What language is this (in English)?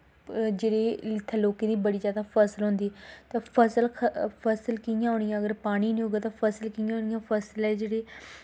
Dogri